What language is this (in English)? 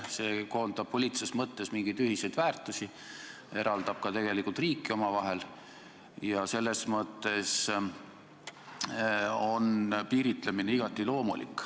Estonian